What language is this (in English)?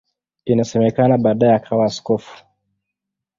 Swahili